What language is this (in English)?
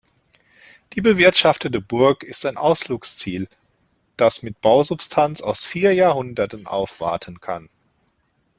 German